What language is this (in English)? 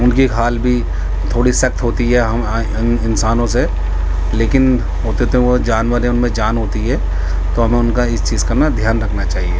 Urdu